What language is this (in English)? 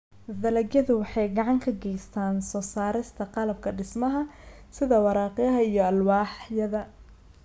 Somali